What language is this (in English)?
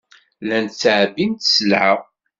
Kabyle